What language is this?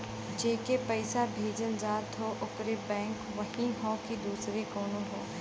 Bhojpuri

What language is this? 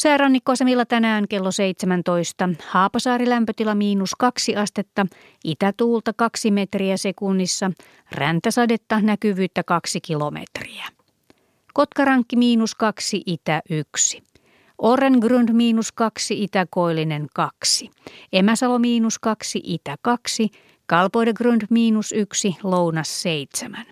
Finnish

